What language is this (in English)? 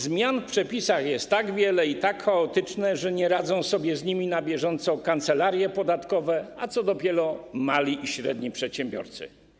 Polish